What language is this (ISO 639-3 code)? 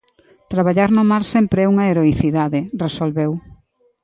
glg